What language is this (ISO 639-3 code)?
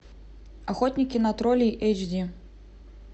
rus